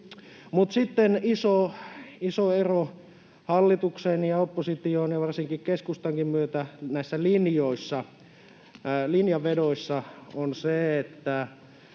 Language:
Finnish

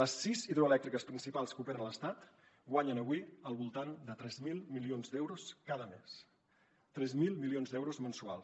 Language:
Catalan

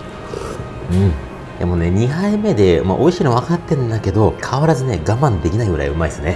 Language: Japanese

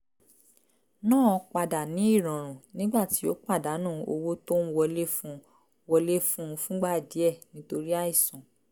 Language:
Yoruba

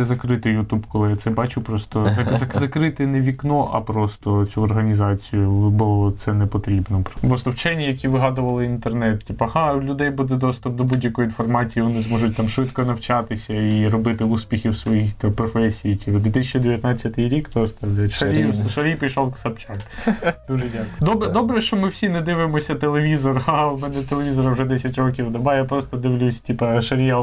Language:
Ukrainian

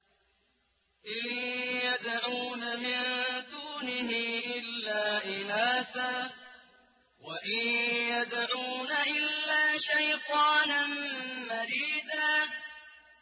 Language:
Arabic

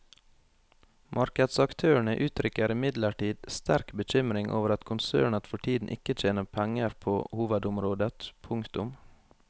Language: Norwegian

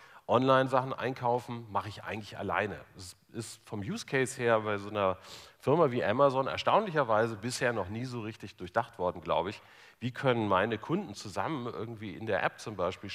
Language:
German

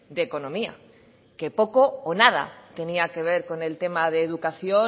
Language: Spanish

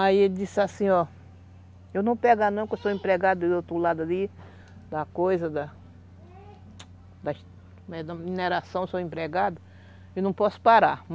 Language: Portuguese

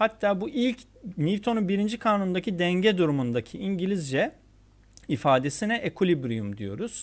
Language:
Turkish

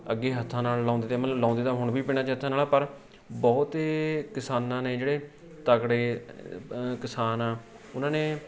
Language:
Punjabi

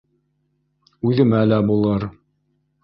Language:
Bashkir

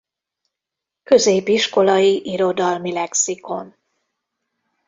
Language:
Hungarian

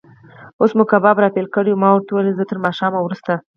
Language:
Pashto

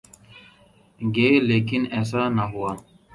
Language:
Urdu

